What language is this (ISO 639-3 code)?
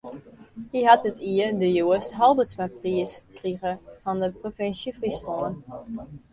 fry